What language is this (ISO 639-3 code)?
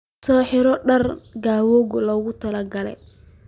som